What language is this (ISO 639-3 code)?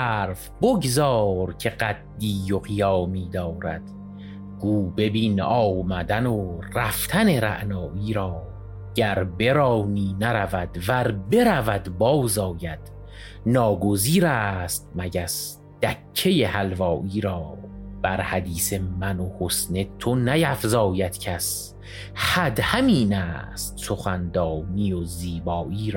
fas